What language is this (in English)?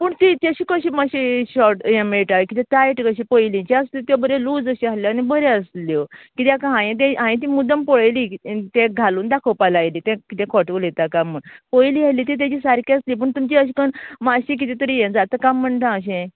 Konkani